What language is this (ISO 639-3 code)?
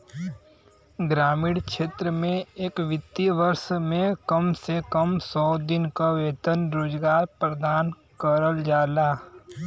bho